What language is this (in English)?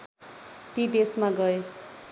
Nepali